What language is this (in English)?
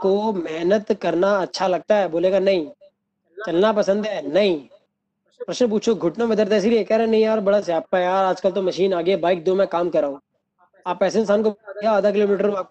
Hindi